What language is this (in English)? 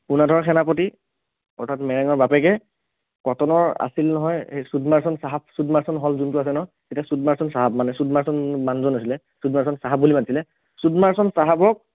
Assamese